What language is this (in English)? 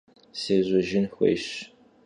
Kabardian